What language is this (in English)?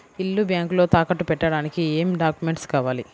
Telugu